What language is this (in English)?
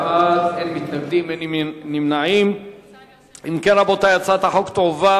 Hebrew